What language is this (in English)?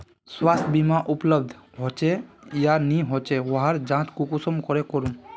Magahi